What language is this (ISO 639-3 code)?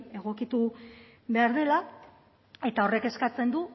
eus